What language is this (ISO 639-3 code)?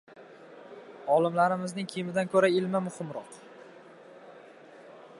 uzb